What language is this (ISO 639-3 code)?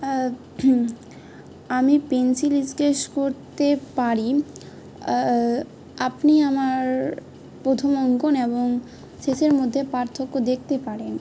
ben